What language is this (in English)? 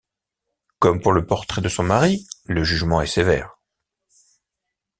French